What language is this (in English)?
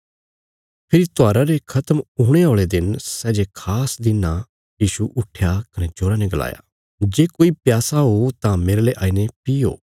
Bilaspuri